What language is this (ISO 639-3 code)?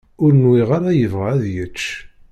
kab